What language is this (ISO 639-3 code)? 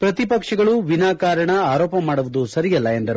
kan